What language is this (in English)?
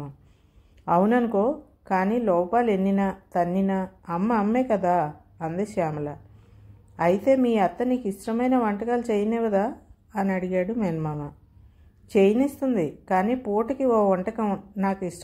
Telugu